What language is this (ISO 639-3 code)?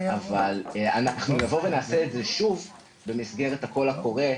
heb